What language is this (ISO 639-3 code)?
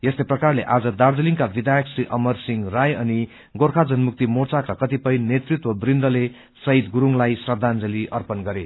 nep